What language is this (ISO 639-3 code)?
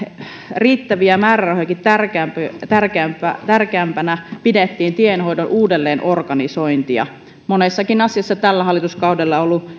fin